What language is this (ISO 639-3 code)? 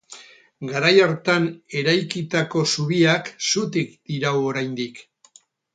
eus